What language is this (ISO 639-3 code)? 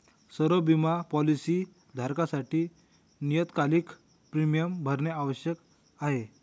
mar